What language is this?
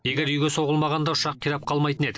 Kazakh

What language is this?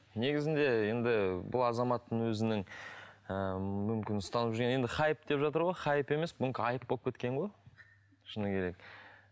Kazakh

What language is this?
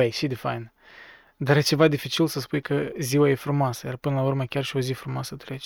Romanian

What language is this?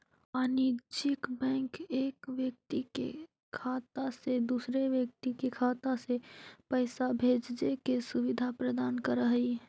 Magahi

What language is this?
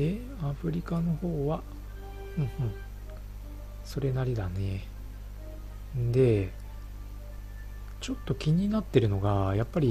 Japanese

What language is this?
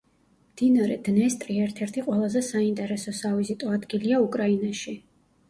Georgian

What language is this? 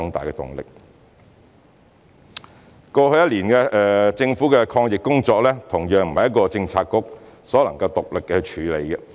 Cantonese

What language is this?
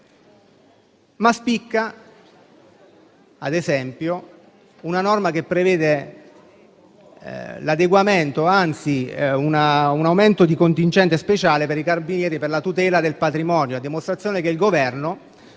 Italian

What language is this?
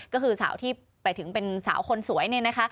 Thai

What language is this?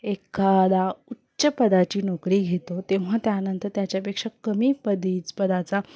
Marathi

